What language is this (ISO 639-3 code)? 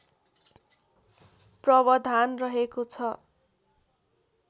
nep